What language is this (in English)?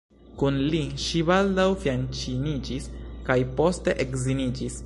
Esperanto